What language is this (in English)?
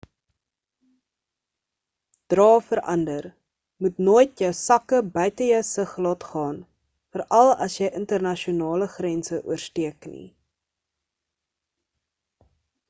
Afrikaans